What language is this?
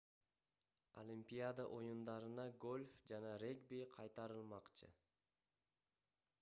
Kyrgyz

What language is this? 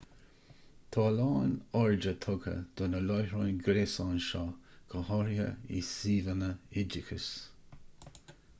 Irish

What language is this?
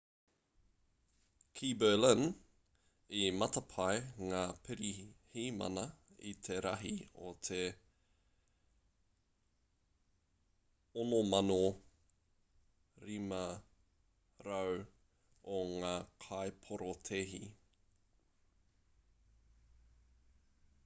Māori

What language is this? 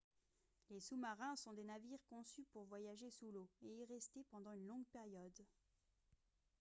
French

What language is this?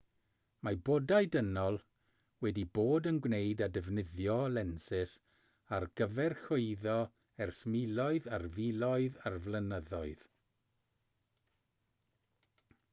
Welsh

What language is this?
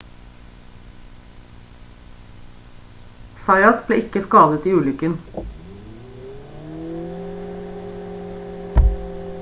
Norwegian Bokmål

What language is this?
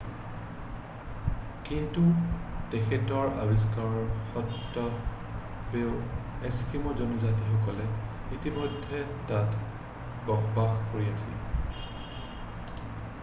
Assamese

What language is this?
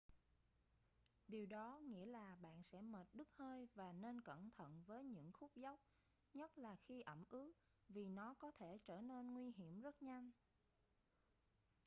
Vietnamese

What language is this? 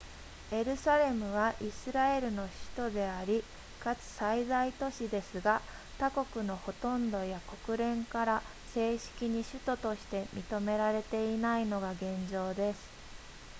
Japanese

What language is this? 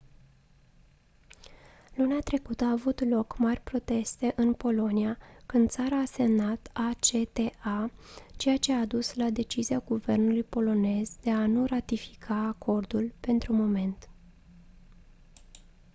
Romanian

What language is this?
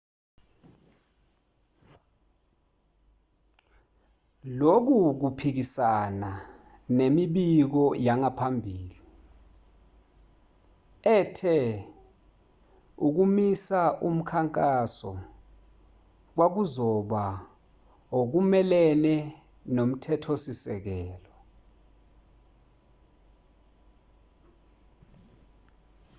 Zulu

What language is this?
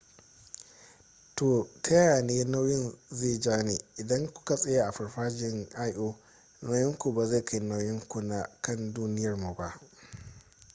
Hausa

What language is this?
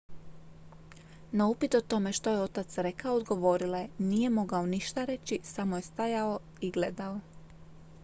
Croatian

